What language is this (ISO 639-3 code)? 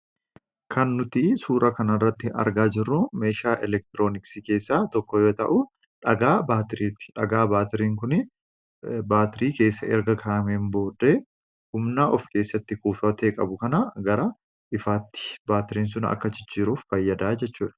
orm